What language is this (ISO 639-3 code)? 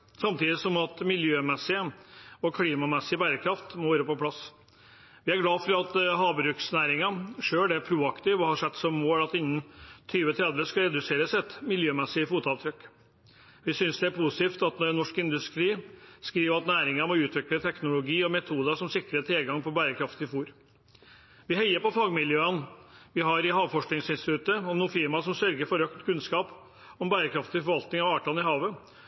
nob